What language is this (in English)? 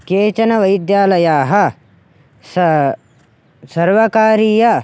Sanskrit